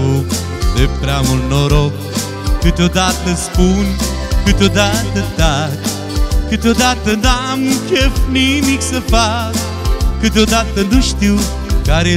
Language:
Romanian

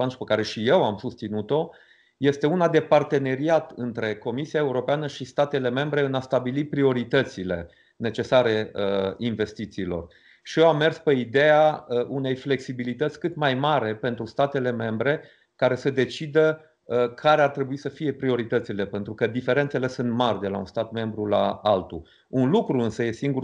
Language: Romanian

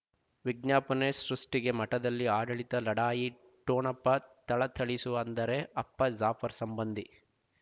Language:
Kannada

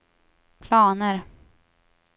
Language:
Swedish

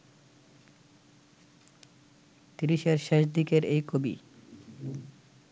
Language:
Bangla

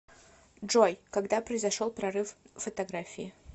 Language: Russian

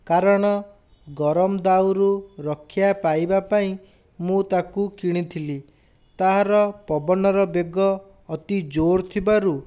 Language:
Odia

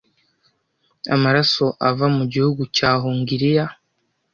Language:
Kinyarwanda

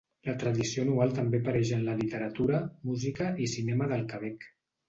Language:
Catalan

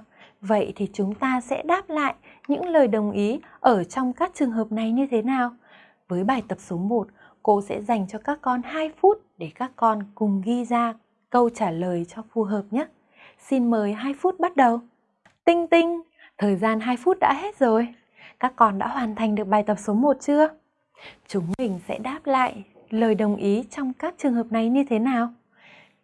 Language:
Vietnamese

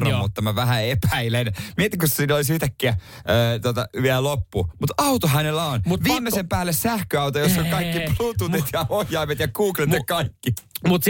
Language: Finnish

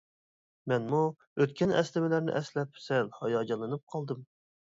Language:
Uyghur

